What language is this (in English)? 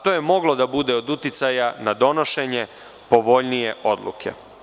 Serbian